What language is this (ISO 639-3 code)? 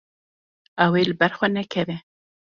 kur